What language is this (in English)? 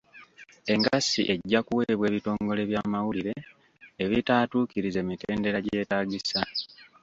Ganda